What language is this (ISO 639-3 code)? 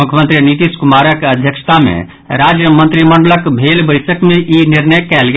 mai